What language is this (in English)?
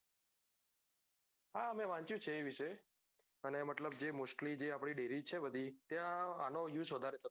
Gujarati